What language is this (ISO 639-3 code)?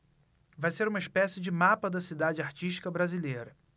por